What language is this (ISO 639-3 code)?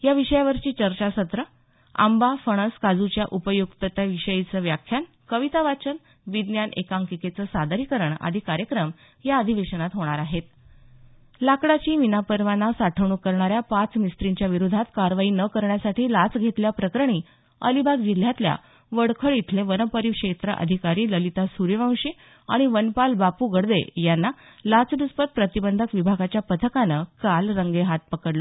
mar